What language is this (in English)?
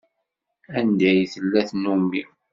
Kabyle